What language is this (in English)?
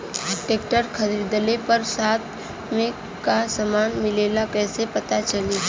Bhojpuri